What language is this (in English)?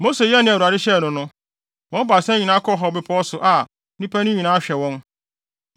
Akan